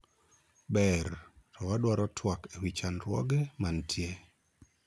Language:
Luo (Kenya and Tanzania)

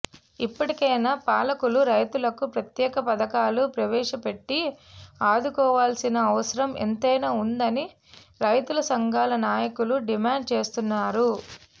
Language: Telugu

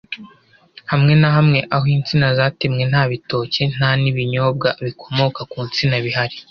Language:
Kinyarwanda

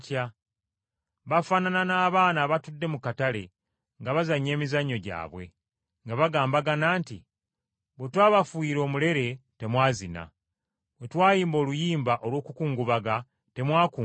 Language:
Ganda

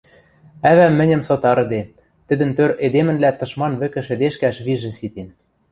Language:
Western Mari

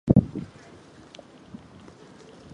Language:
Japanese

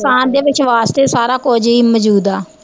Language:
Punjabi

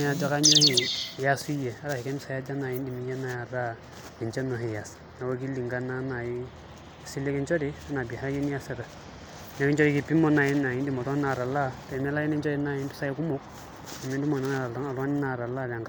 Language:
Masai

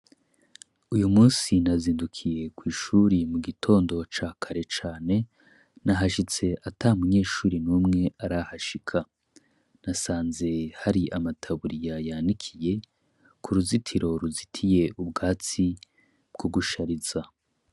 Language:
Rundi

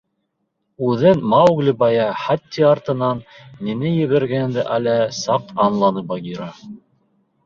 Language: Bashkir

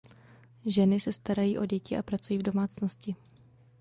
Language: Czech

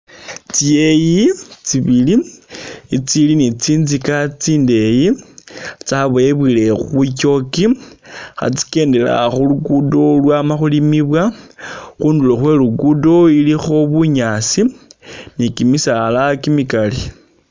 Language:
Masaaba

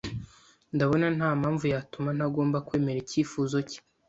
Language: Kinyarwanda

